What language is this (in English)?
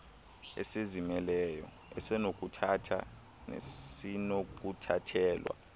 Xhosa